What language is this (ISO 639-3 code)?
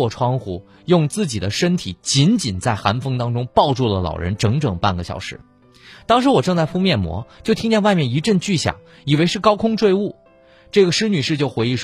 zho